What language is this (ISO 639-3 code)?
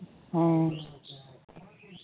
sat